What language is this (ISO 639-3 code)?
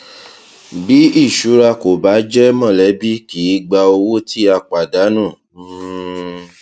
yor